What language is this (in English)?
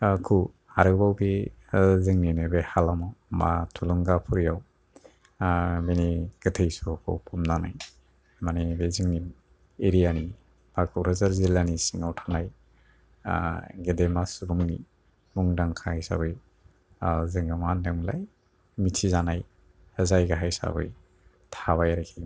Bodo